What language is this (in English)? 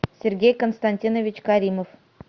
Russian